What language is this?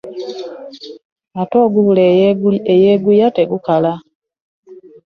Ganda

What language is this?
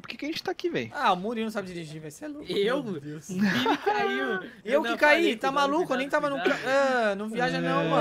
Portuguese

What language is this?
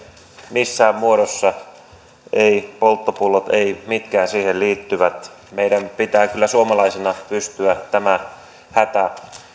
Finnish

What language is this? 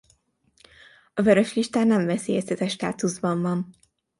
Hungarian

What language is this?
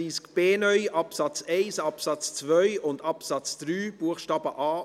Swiss German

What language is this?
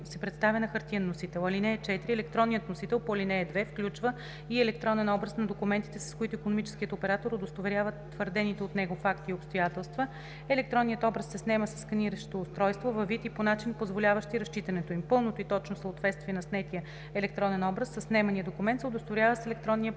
Bulgarian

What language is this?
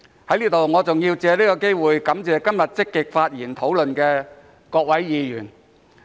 Cantonese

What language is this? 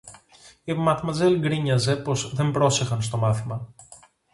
Greek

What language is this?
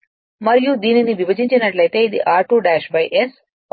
Telugu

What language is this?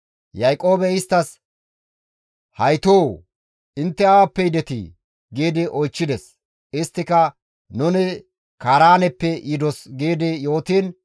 Gamo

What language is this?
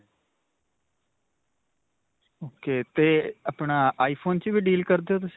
Punjabi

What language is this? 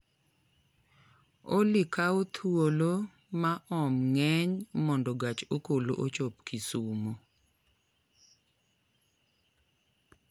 Luo (Kenya and Tanzania)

